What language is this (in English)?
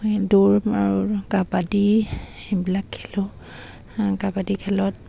Assamese